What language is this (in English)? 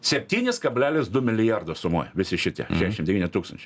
Lithuanian